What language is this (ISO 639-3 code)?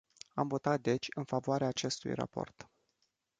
ron